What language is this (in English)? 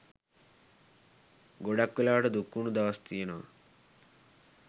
Sinhala